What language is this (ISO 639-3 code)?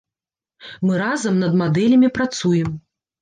bel